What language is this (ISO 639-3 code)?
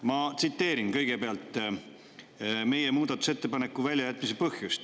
est